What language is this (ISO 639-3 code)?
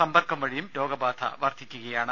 mal